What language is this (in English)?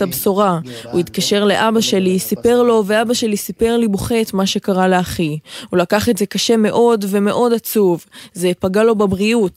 Hebrew